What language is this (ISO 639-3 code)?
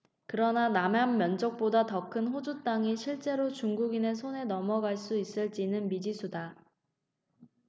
kor